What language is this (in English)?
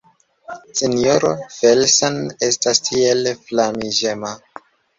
Esperanto